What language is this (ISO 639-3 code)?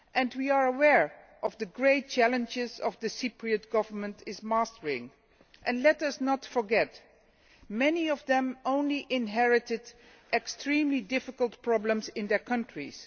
eng